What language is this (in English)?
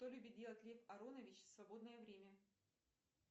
Russian